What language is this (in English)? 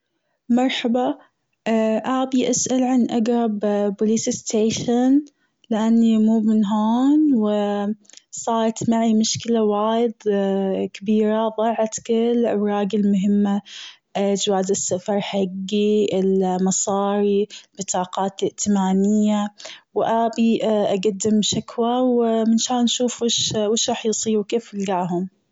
Gulf Arabic